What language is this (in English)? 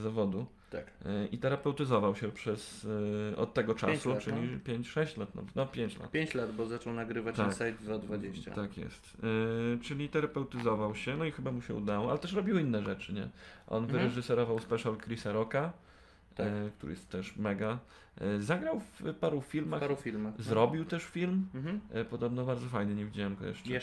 Polish